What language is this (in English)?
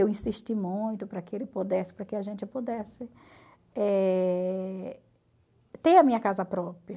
Portuguese